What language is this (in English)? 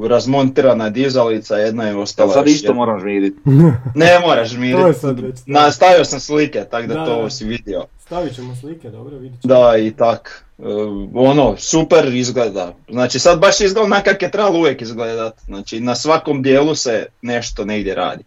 Croatian